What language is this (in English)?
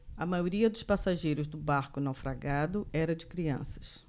Portuguese